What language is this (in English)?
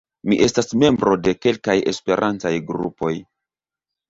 Esperanto